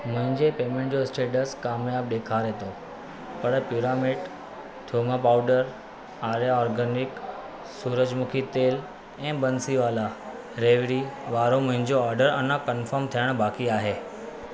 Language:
Sindhi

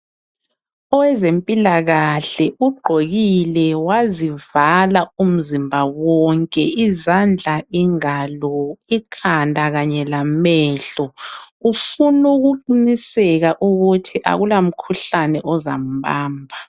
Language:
North Ndebele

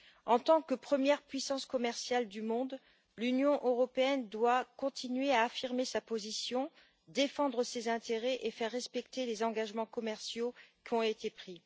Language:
French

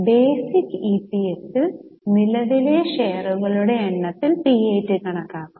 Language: Malayalam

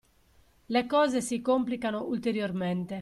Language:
Italian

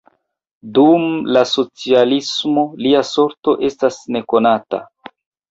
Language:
Esperanto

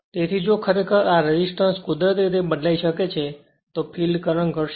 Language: Gujarati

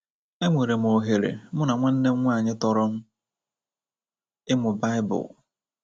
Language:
Igbo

